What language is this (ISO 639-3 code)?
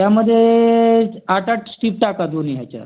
mar